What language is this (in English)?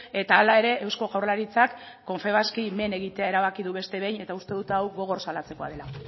Basque